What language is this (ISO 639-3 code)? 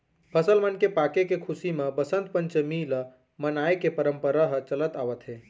hne